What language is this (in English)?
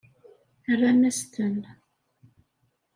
Kabyle